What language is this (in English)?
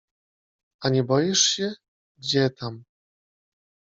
Polish